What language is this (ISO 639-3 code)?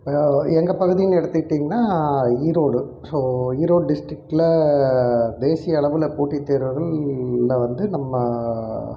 tam